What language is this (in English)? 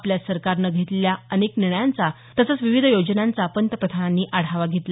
Marathi